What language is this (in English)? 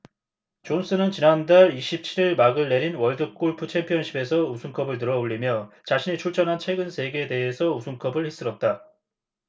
Korean